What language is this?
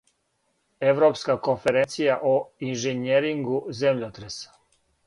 Serbian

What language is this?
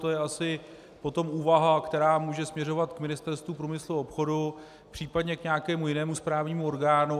Czech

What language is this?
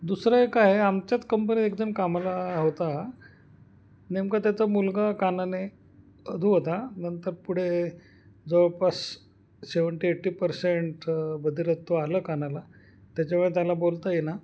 Marathi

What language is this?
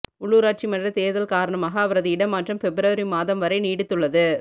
Tamil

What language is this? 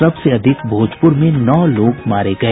Hindi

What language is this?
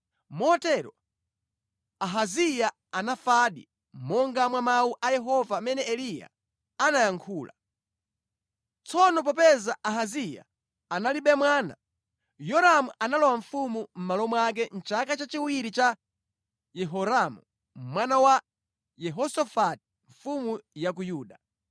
Nyanja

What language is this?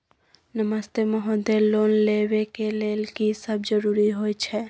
Maithili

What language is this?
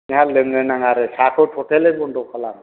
Bodo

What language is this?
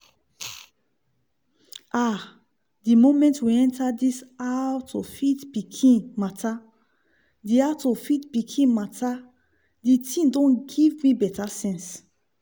Nigerian Pidgin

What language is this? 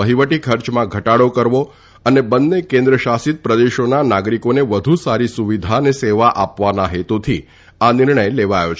Gujarati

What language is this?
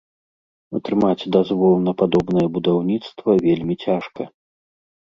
Belarusian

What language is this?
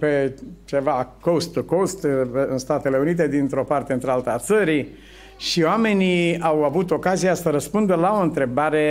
Romanian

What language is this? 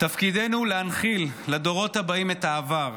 Hebrew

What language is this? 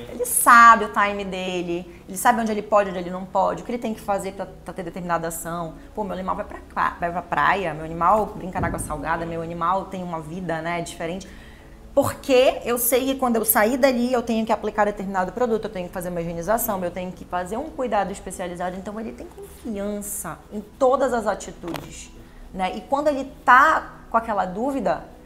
Portuguese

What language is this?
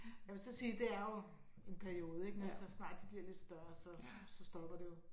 Danish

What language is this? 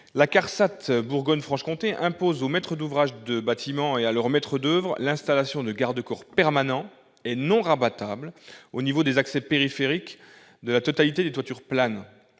French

